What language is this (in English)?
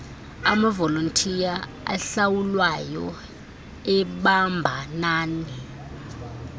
Xhosa